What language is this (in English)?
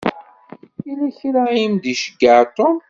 Kabyle